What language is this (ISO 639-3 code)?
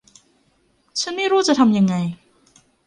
tha